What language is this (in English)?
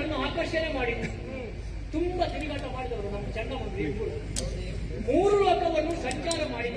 Arabic